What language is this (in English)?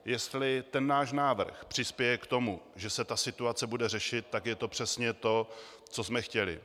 Czech